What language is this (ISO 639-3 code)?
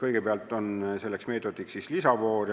est